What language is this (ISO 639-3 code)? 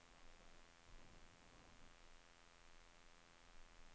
nor